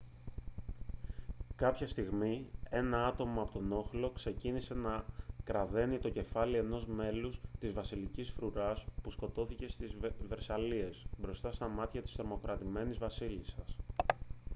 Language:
Greek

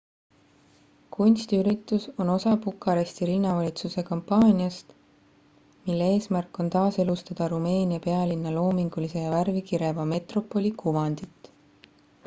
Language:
Estonian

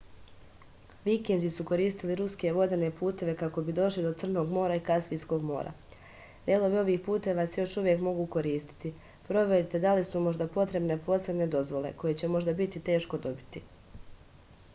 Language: Serbian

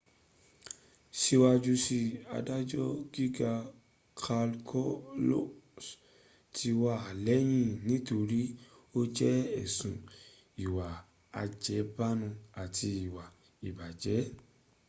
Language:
Yoruba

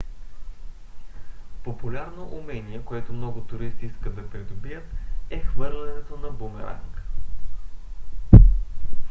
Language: Bulgarian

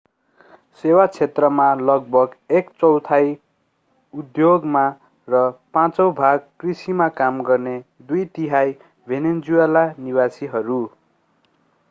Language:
Nepali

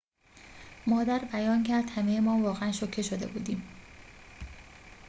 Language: Persian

